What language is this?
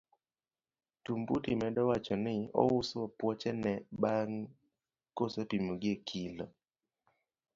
Luo (Kenya and Tanzania)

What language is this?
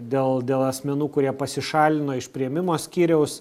Lithuanian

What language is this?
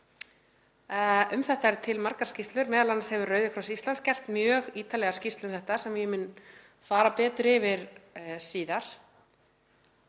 Icelandic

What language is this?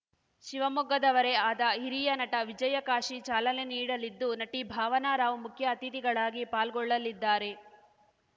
Kannada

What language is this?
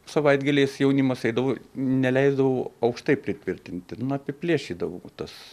Lithuanian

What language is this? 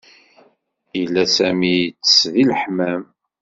Kabyle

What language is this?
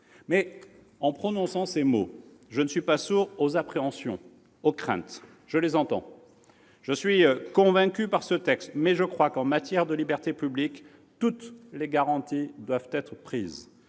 French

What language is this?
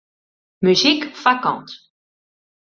Western Frisian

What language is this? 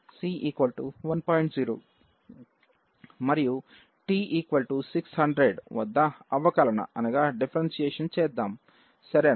Telugu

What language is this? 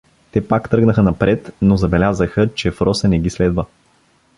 Bulgarian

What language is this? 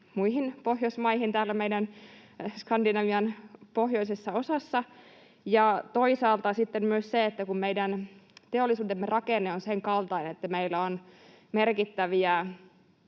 Finnish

